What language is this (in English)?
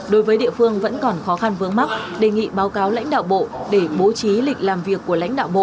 Vietnamese